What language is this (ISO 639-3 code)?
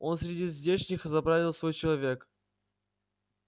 rus